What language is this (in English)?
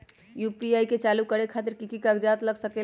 Magahi